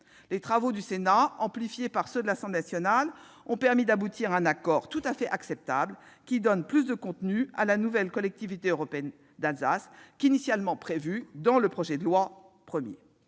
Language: French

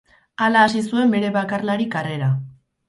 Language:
Basque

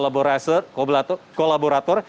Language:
Indonesian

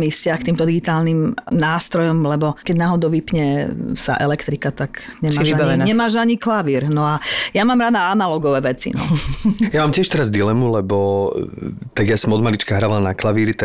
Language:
Slovak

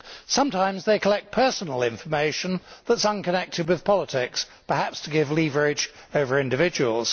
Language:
English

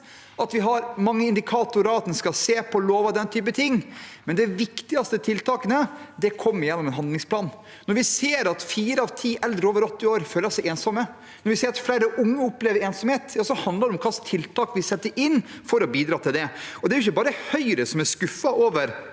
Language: Norwegian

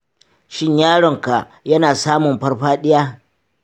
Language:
Hausa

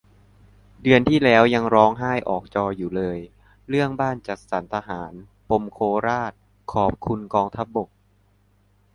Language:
Thai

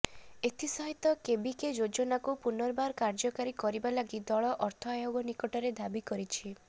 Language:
Odia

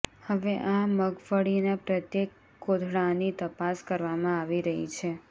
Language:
Gujarati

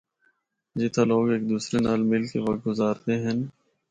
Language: Northern Hindko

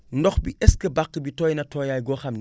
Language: Wolof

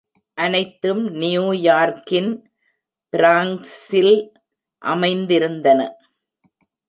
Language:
Tamil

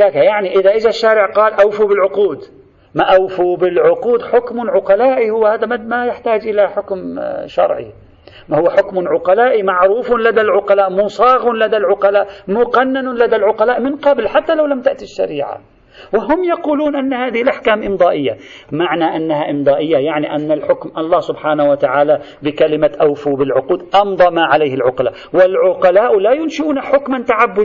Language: Arabic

